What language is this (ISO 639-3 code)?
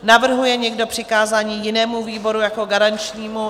ces